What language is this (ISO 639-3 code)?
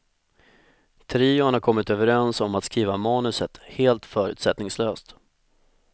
swe